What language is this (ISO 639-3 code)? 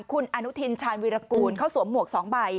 tha